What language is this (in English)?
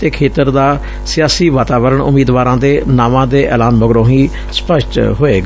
Punjabi